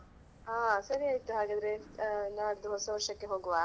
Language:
Kannada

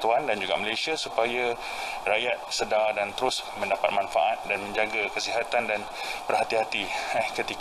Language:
Malay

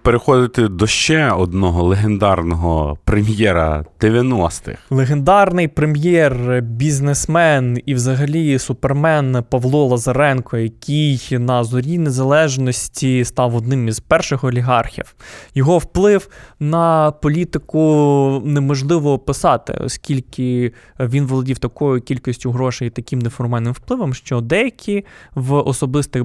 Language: Ukrainian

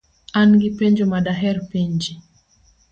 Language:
Luo (Kenya and Tanzania)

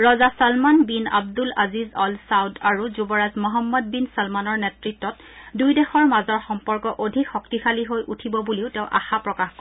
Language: Assamese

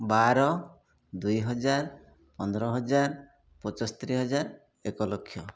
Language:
Odia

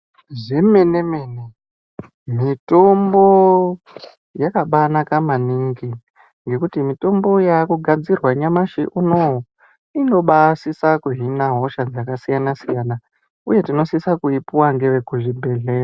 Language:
Ndau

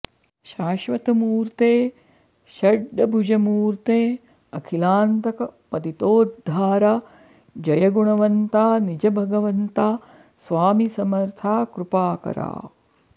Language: Sanskrit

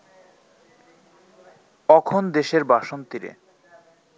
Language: Bangla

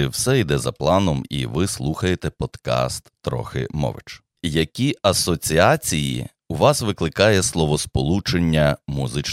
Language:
Ukrainian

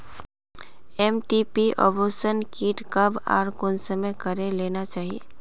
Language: Magahi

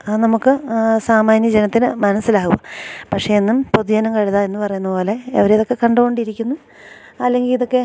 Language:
Malayalam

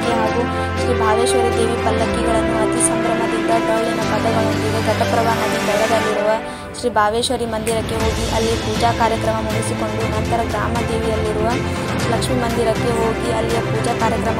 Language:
Indonesian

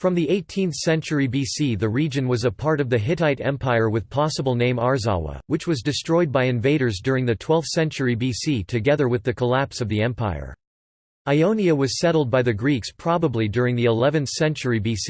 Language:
English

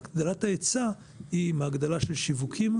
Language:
Hebrew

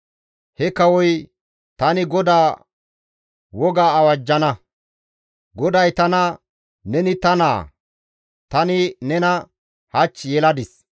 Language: Gamo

